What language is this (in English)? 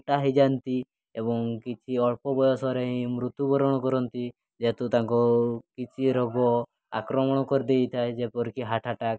Odia